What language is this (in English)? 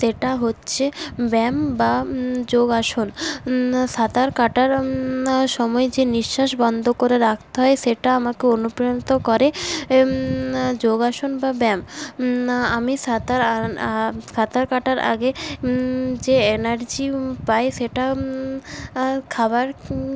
Bangla